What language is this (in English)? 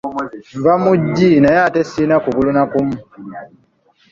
Ganda